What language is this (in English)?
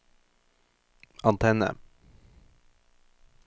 Norwegian